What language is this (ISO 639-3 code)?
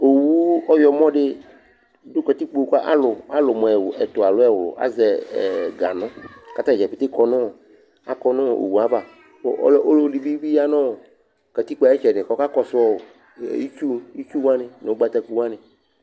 kpo